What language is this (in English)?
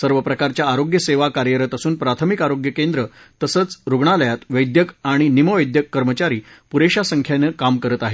Marathi